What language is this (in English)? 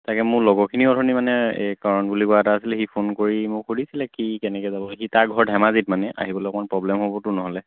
Assamese